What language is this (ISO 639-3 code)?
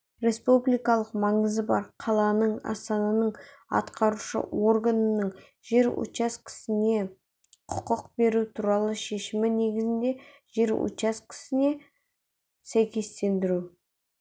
kaz